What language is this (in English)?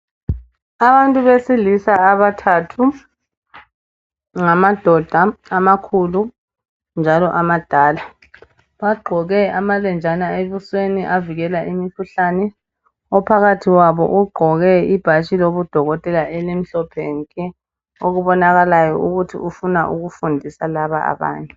North Ndebele